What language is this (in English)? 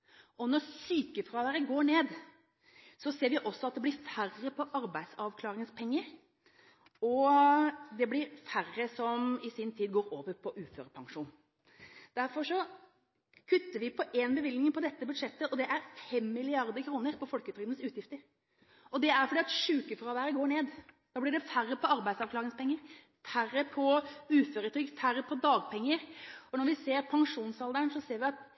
Norwegian Bokmål